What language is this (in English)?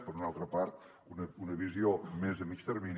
Catalan